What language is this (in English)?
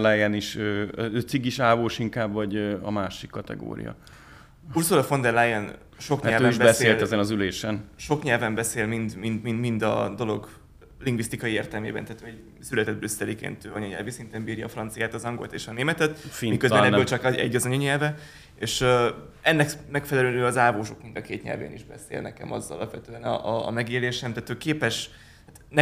Hungarian